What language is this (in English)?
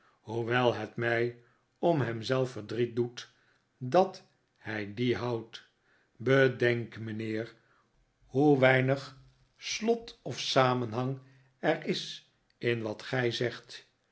Dutch